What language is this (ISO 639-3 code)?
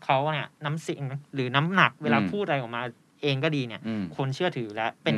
tha